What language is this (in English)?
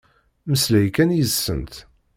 Kabyle